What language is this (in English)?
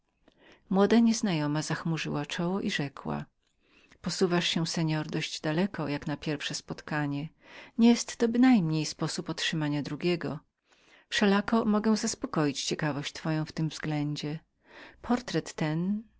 Polish